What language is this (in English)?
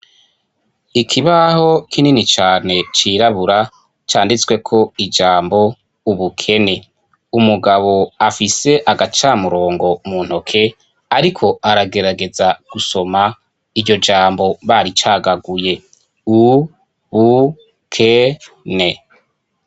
Rundi